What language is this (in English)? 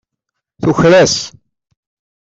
Kabyle